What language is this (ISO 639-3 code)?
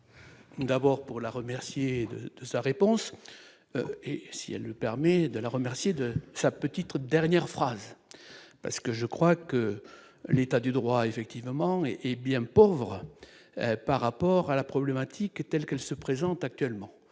fra